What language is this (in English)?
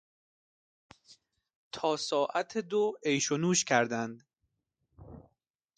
Persian